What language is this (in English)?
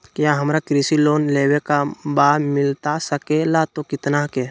Magahi